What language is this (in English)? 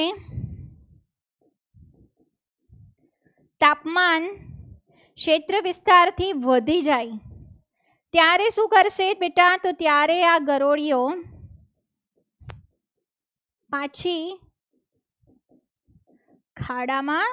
Gujarati